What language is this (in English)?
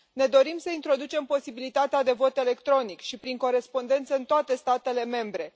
Romanian